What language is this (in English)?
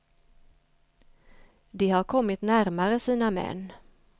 Swedish